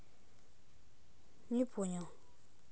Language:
Russian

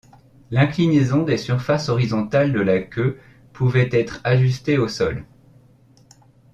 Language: French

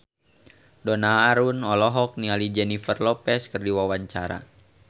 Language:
Sundanese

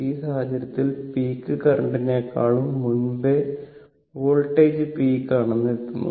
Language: Malayalam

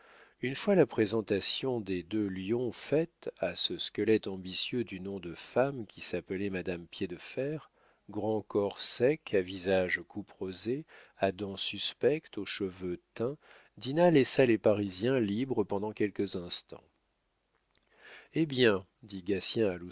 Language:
French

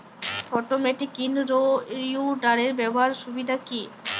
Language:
Bangla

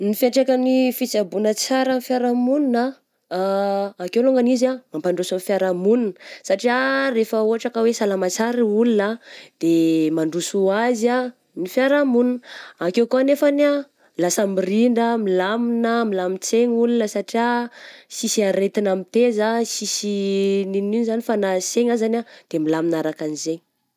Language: Southern Betsimisaraka Malagasy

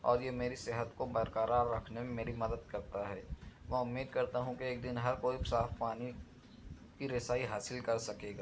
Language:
Urdu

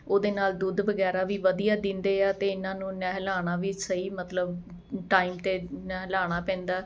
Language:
Punjabi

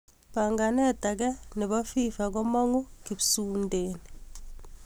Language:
Kalenjin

